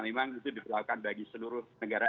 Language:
Indonesian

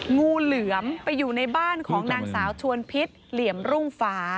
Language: Thai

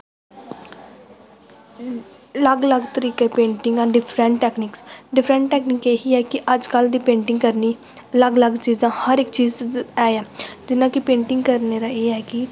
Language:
Dogri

